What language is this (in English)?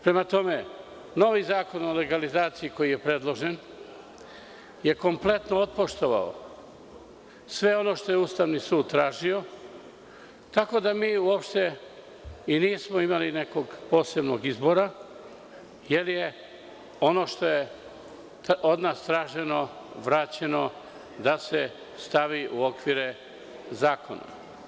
Serbian